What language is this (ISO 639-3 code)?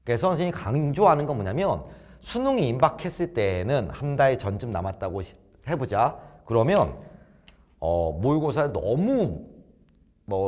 kor